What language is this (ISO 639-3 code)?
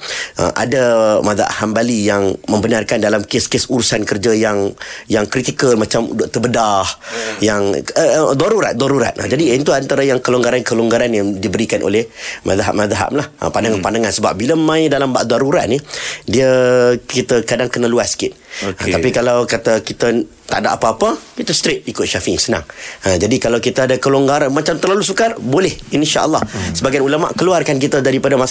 msa